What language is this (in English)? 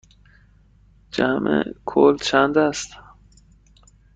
Persian